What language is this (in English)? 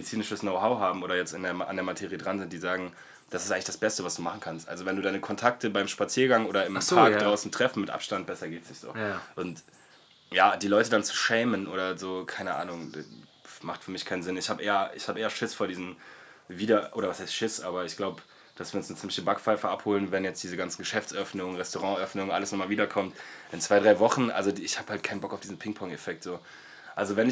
German